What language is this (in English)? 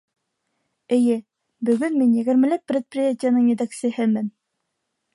Bashkir